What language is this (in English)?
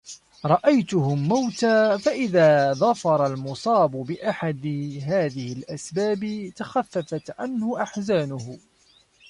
Arabic